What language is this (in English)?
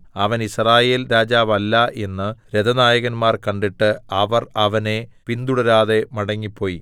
Malayalam